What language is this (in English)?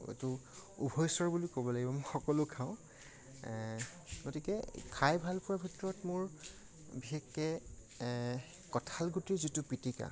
Assamese